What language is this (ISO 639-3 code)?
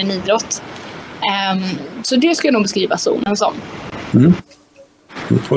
swe